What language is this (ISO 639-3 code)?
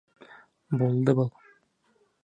bak